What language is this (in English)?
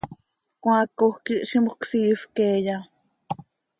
Seri